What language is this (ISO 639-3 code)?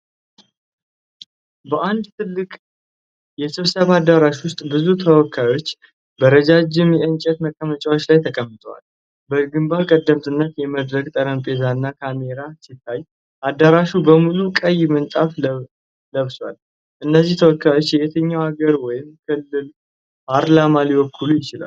amh